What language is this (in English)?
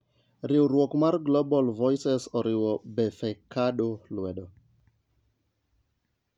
Luo (Kenya and Tanzania)